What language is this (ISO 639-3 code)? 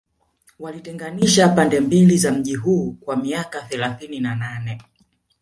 swa